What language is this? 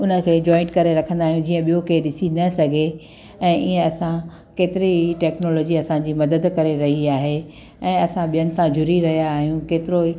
Sindhi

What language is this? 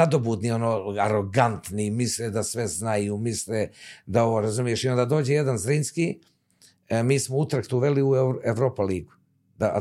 Croatian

